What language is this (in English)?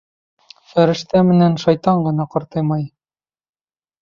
Bashkir